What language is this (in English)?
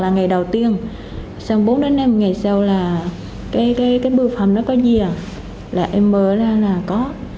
Vietnamese